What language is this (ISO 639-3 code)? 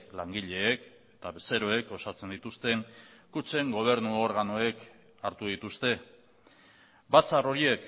eus